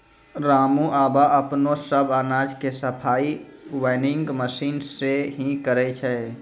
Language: Maithili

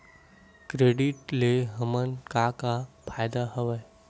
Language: Chhattisgarhi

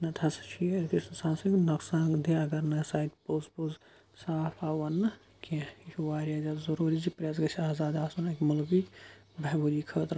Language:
Kashmiri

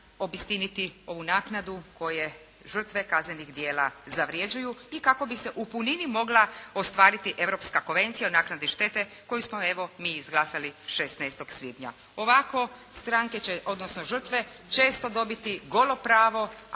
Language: Croatian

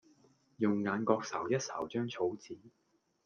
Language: Cantonese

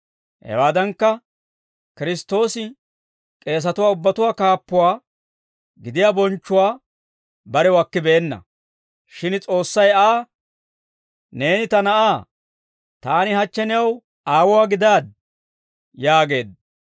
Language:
Dawro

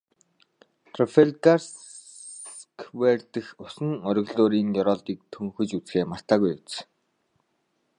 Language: Mongolian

